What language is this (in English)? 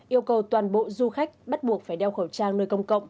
Vietnamese